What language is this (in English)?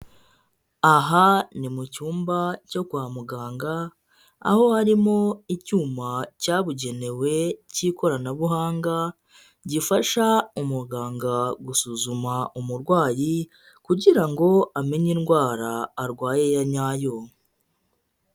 Kinyarwanda